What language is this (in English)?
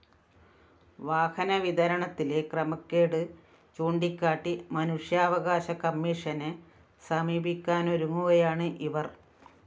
Malayalam